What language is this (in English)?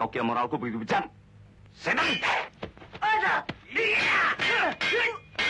Indonesian